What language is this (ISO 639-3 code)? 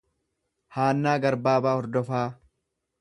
orm